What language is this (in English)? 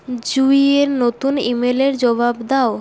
Bangla